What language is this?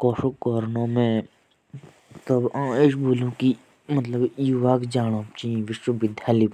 Jaunsari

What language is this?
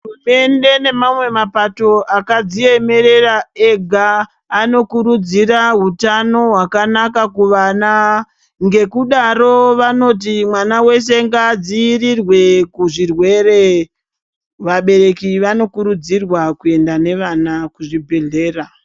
Ndau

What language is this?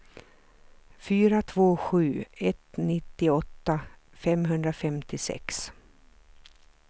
Swedish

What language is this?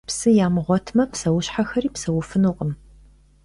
Kabardian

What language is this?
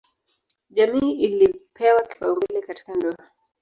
Swahili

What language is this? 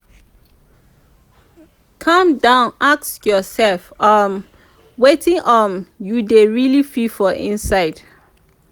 Nigerian Pidgin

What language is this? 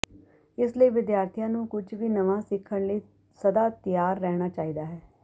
Punjabi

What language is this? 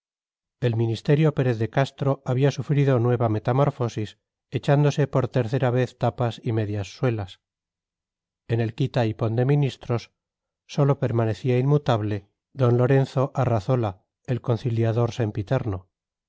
Spanish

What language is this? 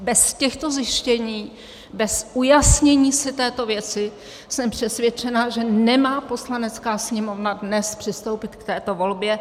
Czech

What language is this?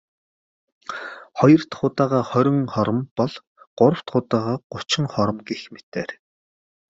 Mongolian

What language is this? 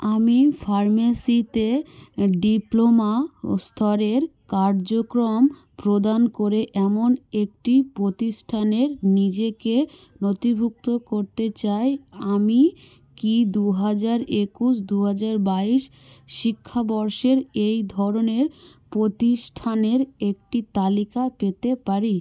Bangla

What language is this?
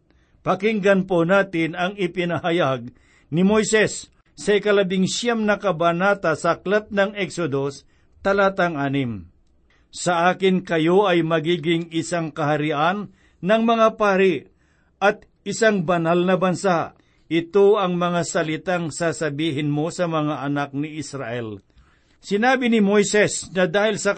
Filipino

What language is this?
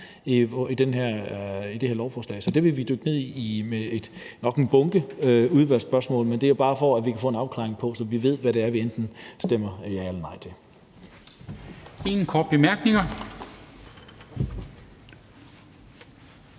Danish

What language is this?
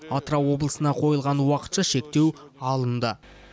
Kazakh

